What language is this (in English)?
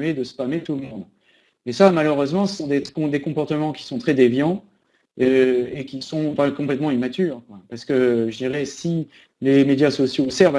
French